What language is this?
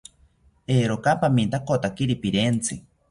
South Ucayali Ashéninka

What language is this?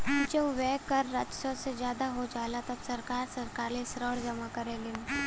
Bhojpuri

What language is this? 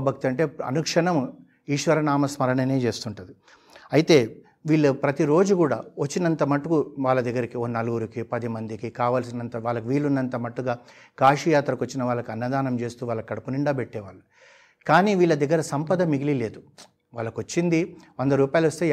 Telugu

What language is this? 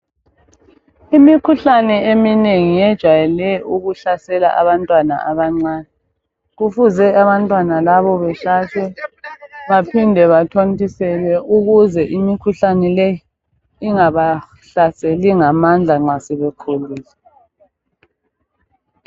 North Ndebele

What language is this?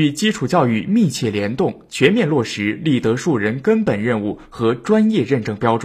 Chinese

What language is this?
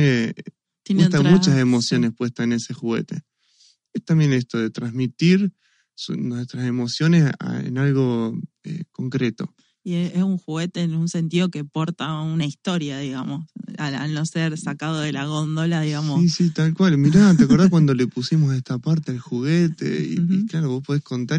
Spanish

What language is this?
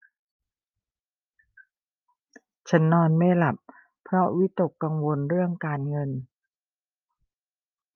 Thai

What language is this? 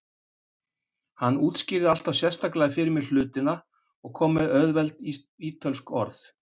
Icelandic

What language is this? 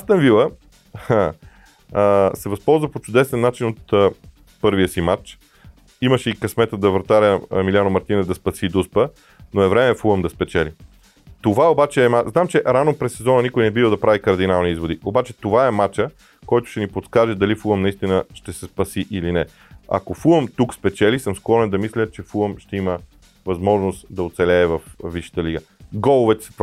Bulgarian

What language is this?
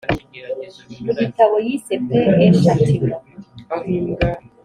Kinyarwanda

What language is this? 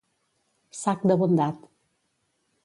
Catalan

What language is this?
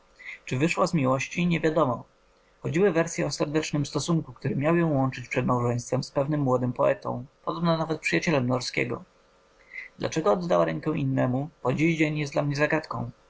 Polish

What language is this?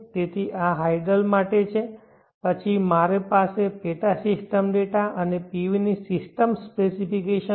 Gujarati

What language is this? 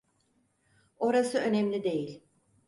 Turkish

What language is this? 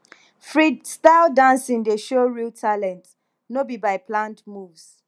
Nigerian Pidgin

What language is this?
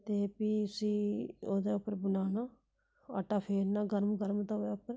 Dogri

